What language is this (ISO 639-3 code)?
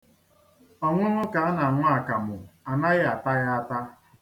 ibo